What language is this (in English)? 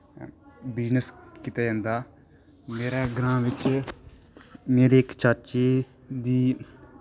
Dogri